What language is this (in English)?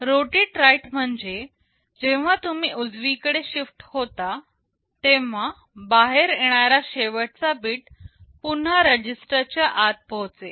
Marathi